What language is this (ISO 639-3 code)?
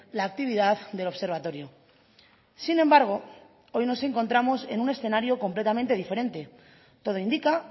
spa